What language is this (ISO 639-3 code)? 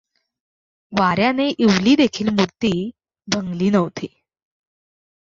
mar